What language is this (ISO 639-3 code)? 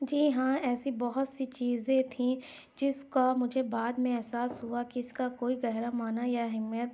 urd